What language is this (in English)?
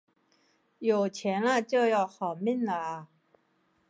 Chinese